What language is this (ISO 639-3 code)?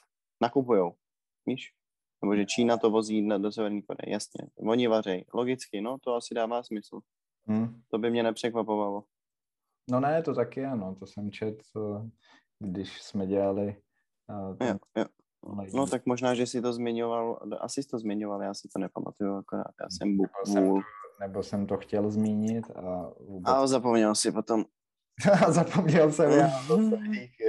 ces